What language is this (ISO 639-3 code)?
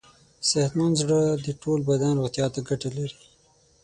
pus